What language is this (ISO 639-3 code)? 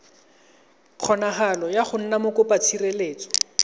tsn